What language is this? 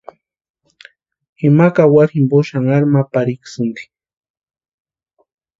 Western Highland Purepecha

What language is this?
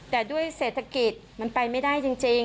Thai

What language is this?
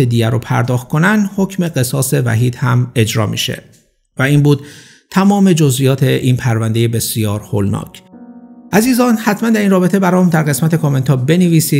Persian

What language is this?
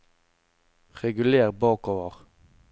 Norwegian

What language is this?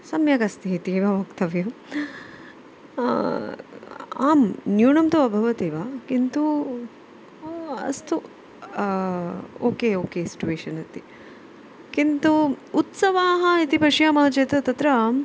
Sanskrit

